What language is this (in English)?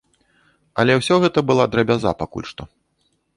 Belarusian